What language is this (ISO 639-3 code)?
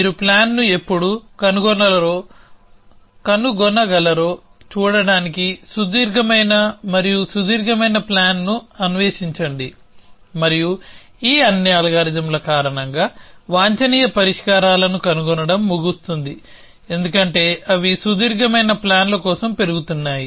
tel